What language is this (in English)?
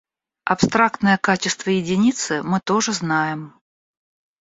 Russian